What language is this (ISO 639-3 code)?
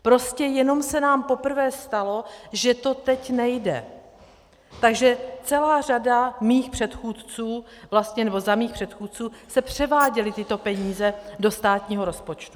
ces